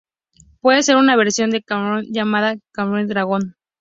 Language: Spanish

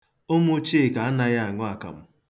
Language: Igbo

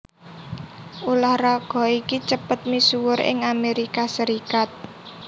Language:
Javanese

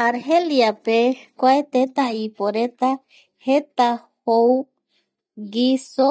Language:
Eastern Bolivian Guaraní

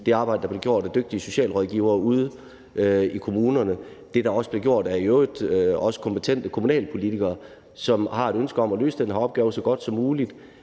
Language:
Danish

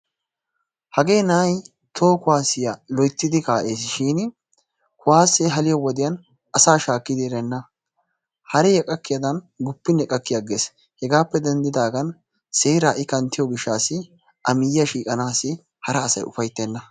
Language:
Wolaytta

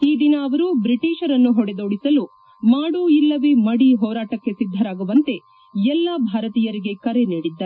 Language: Kannada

